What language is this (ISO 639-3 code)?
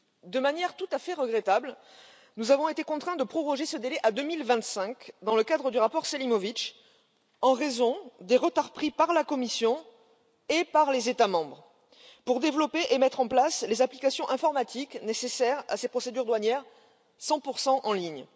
fra